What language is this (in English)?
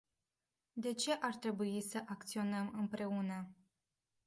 Romanian